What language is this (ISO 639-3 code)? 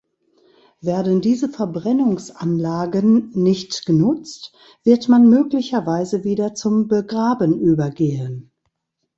deu